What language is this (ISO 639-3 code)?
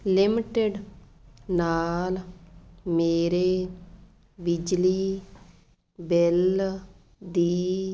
pan